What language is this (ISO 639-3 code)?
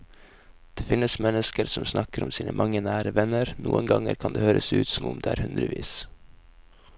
nor